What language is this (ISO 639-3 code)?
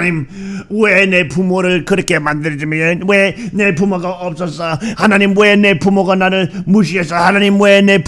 kor